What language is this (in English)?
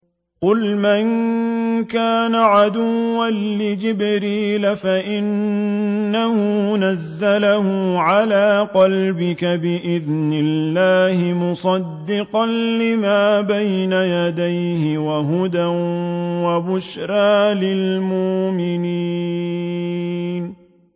Arabic